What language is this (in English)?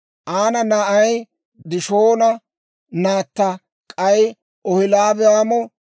Dawro